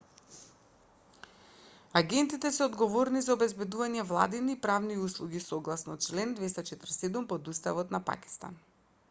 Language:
Macedonian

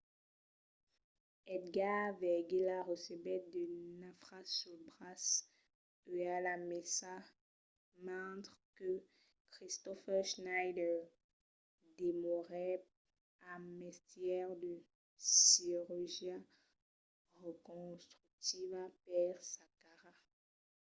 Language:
Occitan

